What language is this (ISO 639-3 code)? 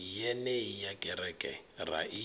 ven